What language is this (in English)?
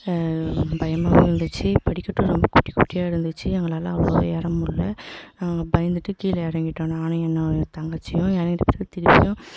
Tamil